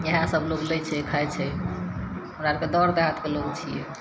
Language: Maithili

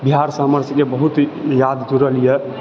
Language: Maithili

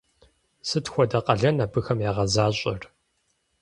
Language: Kabardian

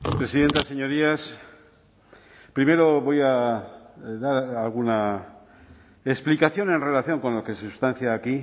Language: Spanish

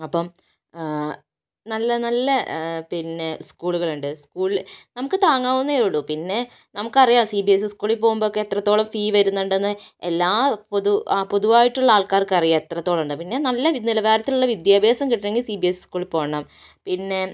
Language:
Malayalam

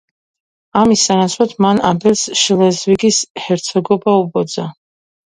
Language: Georgian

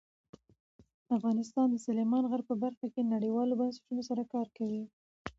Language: Pashto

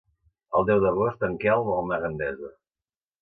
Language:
Catalan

